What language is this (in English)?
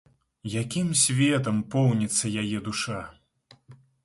Belarusian